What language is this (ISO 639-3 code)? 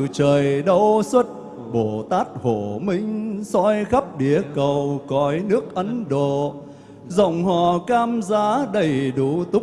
vie